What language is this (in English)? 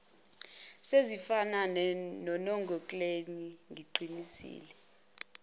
Zulu